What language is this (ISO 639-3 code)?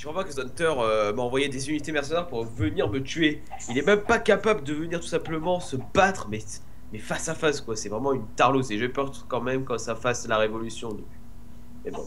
fra